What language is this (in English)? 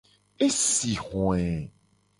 Gen